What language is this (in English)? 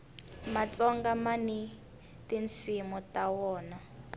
Tsonga